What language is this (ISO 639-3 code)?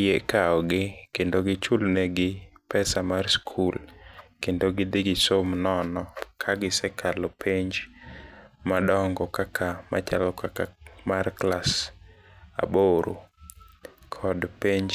luo